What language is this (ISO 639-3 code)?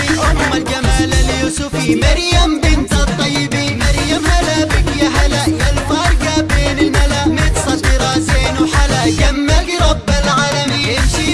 ara